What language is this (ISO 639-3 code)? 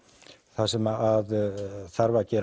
isl